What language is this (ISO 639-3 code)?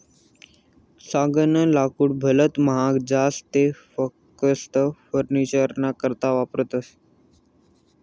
mar